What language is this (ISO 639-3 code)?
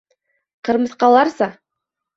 bak